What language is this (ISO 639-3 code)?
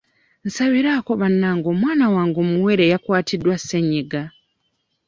lug